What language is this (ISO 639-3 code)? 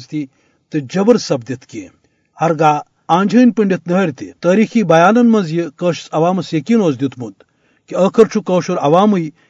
urd